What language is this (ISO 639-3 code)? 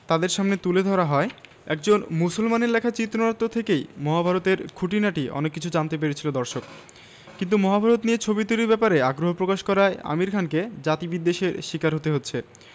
ben